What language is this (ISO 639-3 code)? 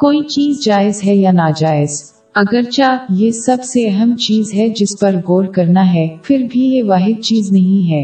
urd